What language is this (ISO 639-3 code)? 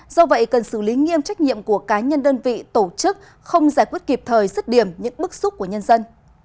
vie